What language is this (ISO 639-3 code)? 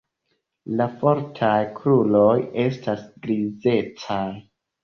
epo